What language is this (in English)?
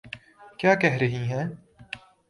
Urdu